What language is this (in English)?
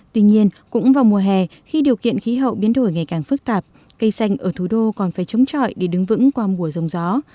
Vietnamese